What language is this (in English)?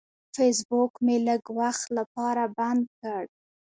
Pashto